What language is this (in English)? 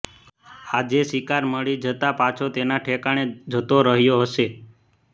Gujarati